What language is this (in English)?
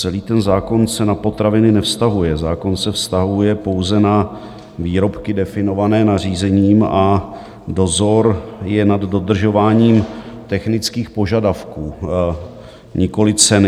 Czech